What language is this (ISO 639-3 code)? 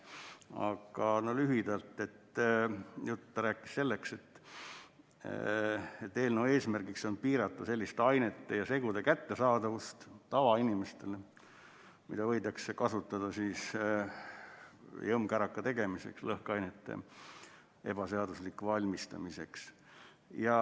est